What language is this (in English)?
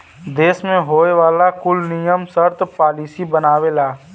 Bhojpuri